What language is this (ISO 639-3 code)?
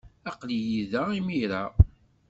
kab